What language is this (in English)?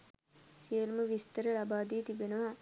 Sinhala